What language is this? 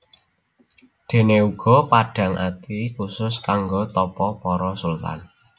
Javanese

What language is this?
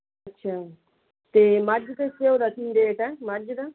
Punjabi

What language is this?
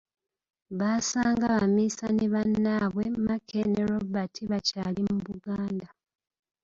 Ganda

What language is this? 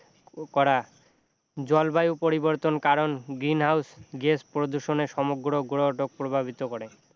Assamese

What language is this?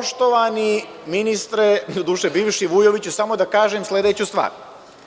Serbian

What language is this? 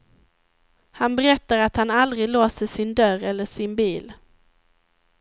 Swedish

